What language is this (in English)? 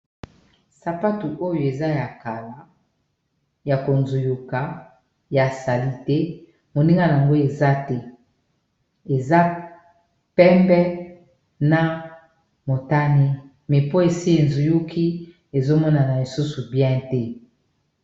Lingala